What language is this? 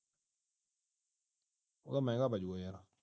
Punjabi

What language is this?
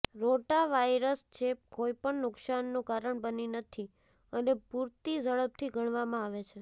Gujarati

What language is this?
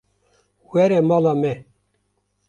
Kurdish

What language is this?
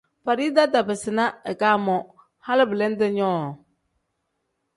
Tem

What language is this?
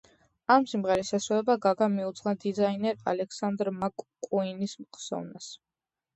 Georgian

